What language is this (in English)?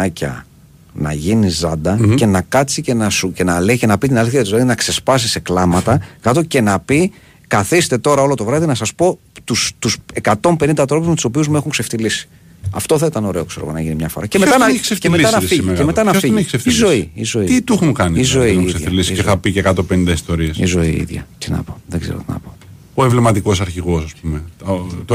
Greek